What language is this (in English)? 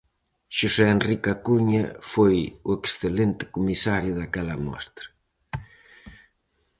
Galician